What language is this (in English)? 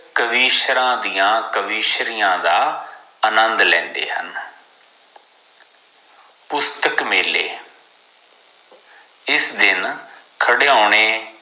Punjabi